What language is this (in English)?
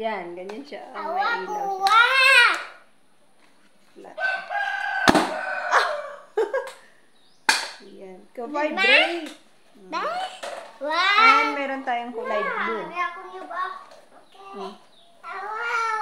Filipino